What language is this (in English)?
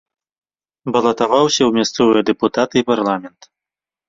Belarusian